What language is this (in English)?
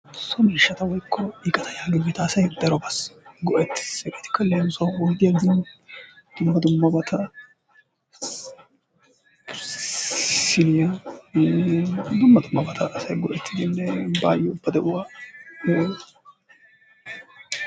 Wolaytta